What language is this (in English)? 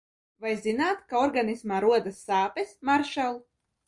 Latvian